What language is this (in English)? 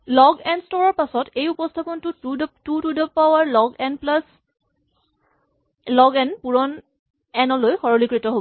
Assamese